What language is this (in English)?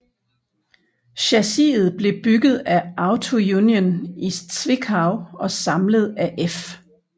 Danish